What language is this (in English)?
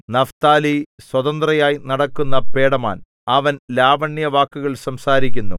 Malayalam